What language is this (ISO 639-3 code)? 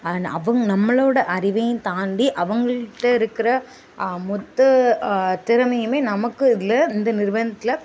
tam